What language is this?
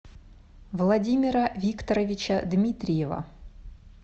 Russian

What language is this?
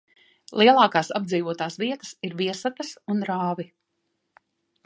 Latvian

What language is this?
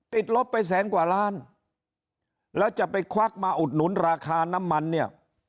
Thai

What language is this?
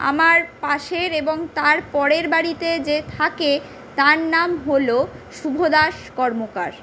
Bangla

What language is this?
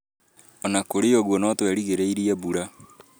Kikuyu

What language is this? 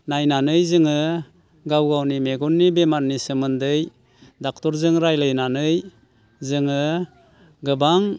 Bodo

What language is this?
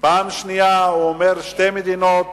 Hebrew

